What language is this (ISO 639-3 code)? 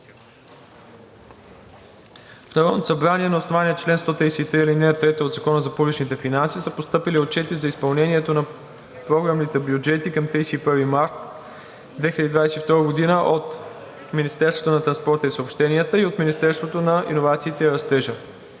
bul